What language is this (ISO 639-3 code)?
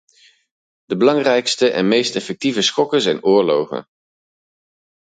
nld